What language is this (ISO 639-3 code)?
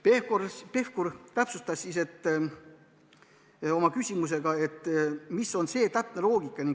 est